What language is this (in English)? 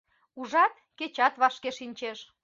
Mari